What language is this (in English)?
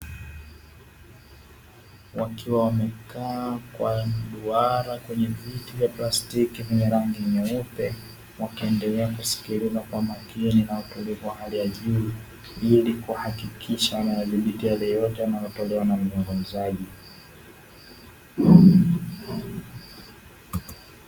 Swahili